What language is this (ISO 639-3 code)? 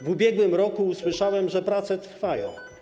pol